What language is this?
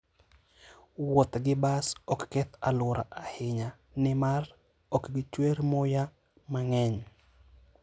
Luo (Kenya and Tanzania)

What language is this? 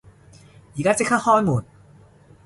Cantonese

